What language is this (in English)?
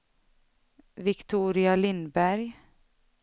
Swedish